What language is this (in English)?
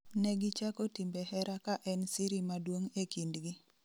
Luo (Kenya and Tanzania)